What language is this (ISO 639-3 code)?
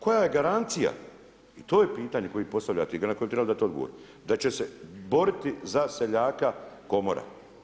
hrv